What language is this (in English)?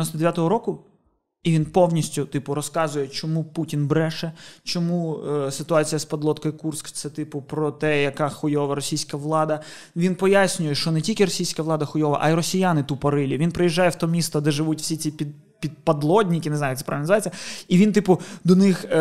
Ukrainian